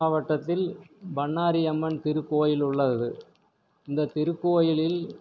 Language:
Tamil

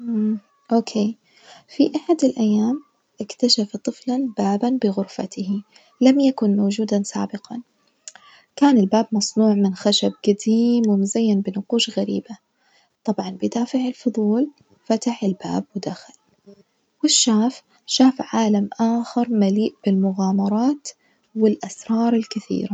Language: Najdi Arabic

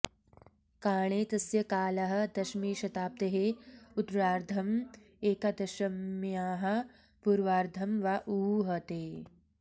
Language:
Sanskrit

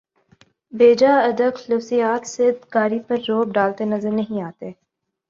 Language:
Urdu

